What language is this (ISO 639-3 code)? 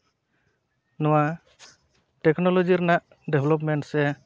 sat